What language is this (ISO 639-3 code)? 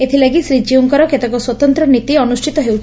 ori